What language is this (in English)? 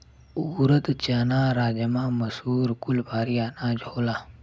Bhojpuri